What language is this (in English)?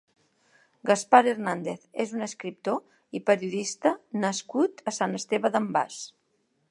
Catalan